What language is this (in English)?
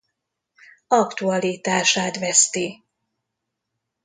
Hungarian